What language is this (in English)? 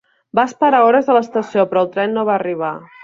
Catalan